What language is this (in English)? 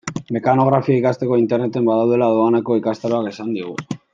Basque